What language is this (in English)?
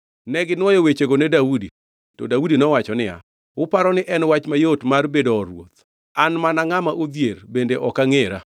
Luo (Kenya and Tanzania)